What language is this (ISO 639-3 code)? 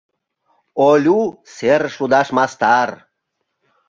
chm